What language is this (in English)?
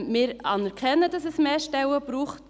Swiss German